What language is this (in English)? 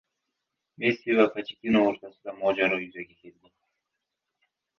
Uzbek